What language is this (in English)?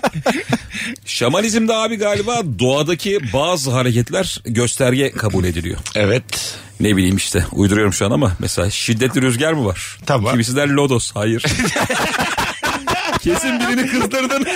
Turkish